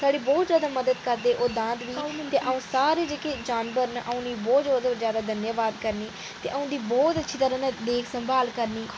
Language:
Dogri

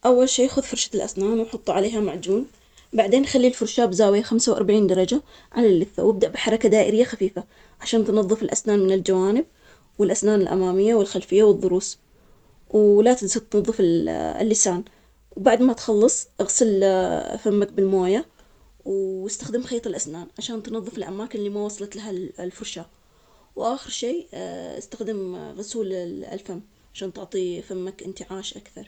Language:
Omani Arabic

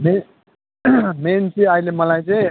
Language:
Nepali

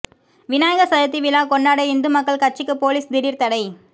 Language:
Tamil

